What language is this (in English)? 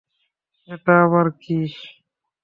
Bangla